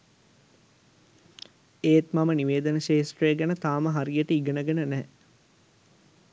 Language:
Sinhala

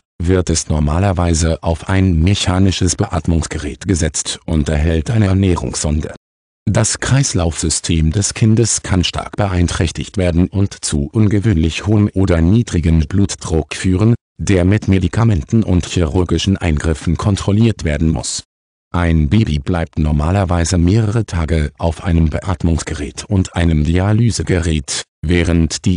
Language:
German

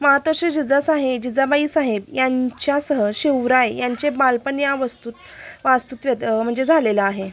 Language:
Marathi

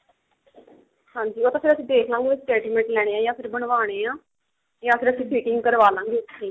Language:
Punjabi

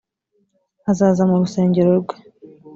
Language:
Kinyarwanda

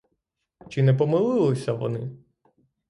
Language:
Ukrainian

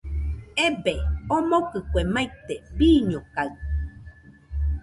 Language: Nüpode Huitoto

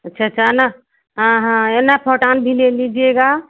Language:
Hindi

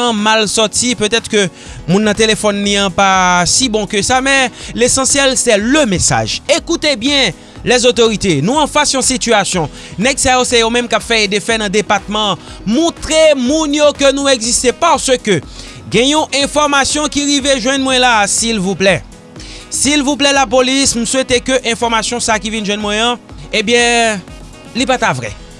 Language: French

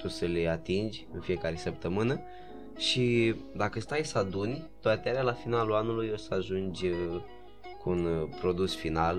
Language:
Romanian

